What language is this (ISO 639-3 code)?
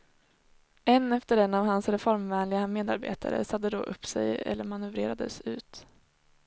swe